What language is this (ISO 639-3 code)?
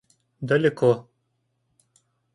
rus